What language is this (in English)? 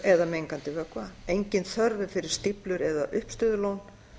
Icelandic